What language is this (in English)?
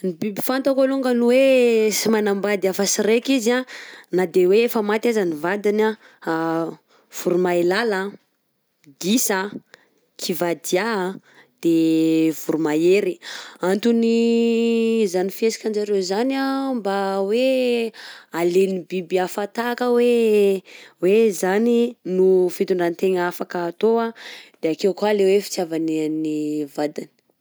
Southern Betsimisaraka Malagasy